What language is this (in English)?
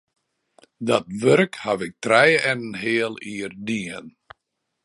Western Frisian